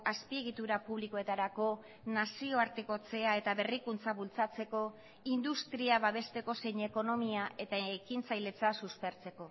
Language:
Basque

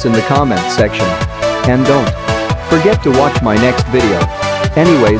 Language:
English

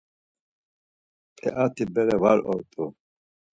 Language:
Laz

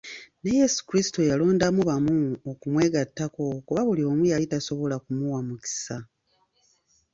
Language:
Ganda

